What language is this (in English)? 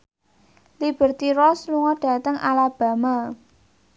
Javanese